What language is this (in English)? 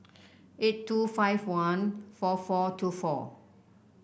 English